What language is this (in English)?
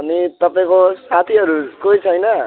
Nepali